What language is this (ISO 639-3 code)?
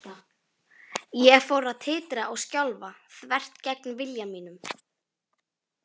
isl